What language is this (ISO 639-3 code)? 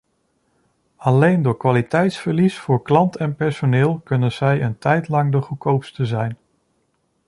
nld